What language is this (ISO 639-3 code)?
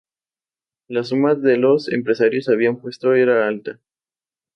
spa